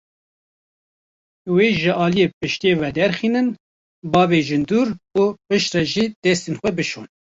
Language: Kurdish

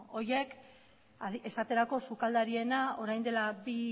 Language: Basque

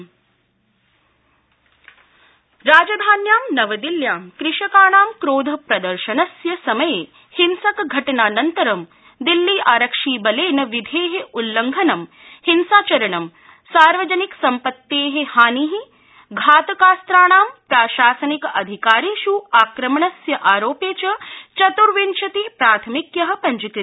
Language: Sanskrit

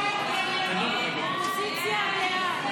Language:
Hebrew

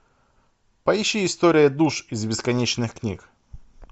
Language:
Russian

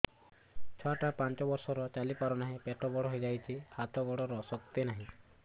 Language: Odia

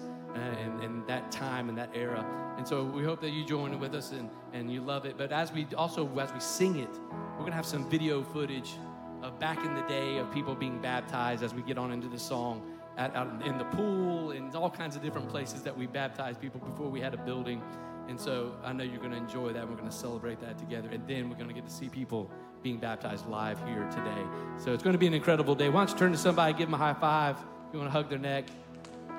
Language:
English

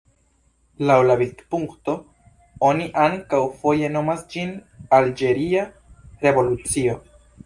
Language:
Esperanto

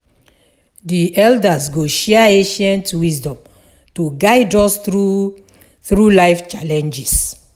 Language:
Nigerian Pidgin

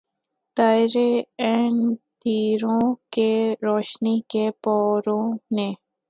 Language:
Urdu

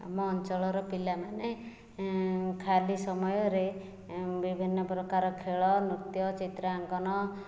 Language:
Odia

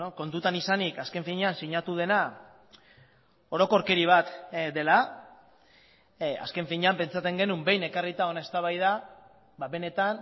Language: Basque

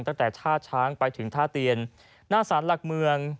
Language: Thai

